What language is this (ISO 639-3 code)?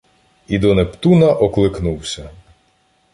ukr